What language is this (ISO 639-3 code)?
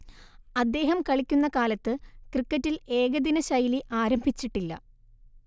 mal